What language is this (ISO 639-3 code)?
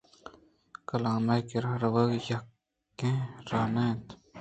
bgp